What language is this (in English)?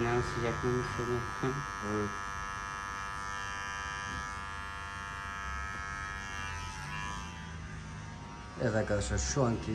Turkish